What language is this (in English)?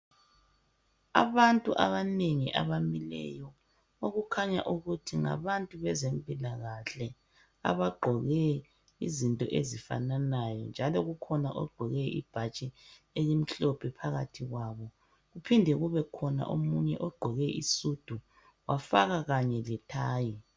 North Ndebele